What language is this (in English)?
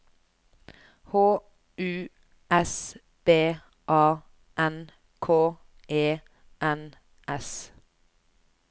Norwegian